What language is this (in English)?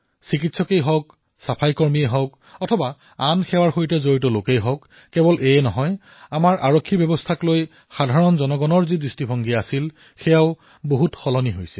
Assamese